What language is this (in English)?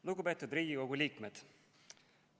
Estonian